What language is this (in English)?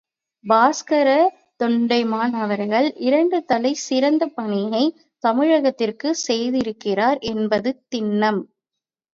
Tamil